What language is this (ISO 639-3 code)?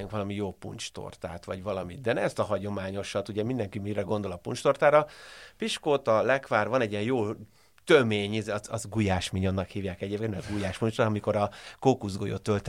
hun